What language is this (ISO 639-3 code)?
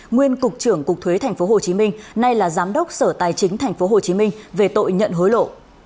vie